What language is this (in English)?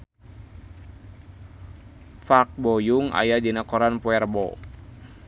Sundanese